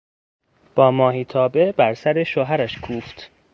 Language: Persian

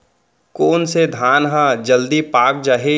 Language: Chhattisgarhi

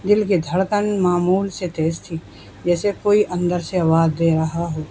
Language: Urdu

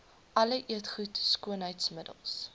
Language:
Afrikaans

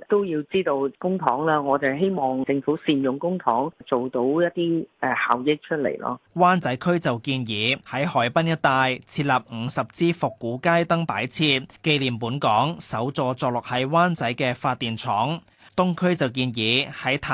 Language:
Chinese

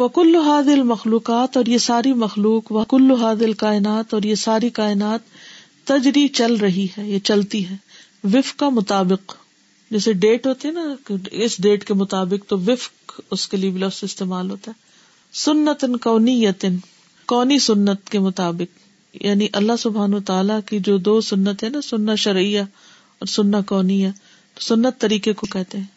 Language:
Urdu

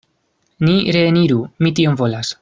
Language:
Esperanto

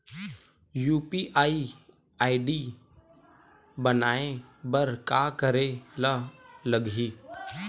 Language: Chhattisgarhi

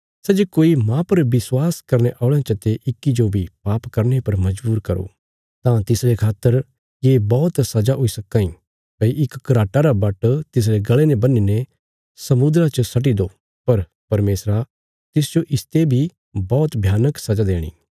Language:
Bilaspuri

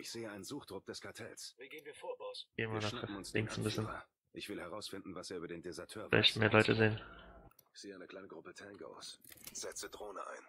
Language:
German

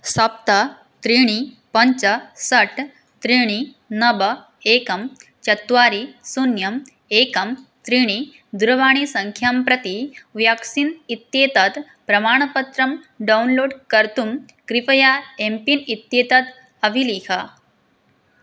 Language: Sanskrit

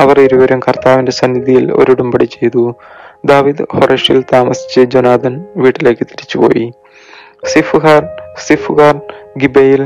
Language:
Malayalam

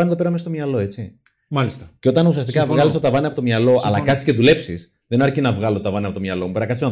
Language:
Greek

